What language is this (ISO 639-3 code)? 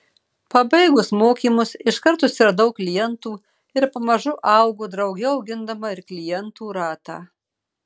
lit